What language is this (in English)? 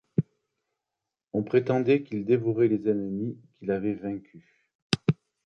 French